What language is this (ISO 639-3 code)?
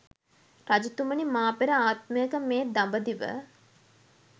sin